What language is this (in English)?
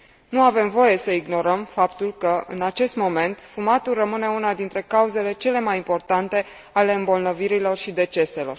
Romanian